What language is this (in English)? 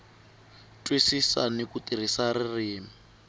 Tsonga